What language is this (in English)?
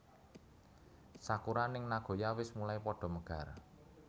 Javanese